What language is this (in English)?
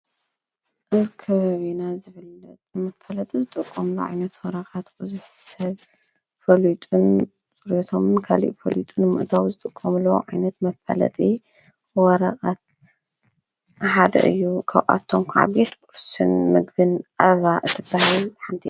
Tigrinya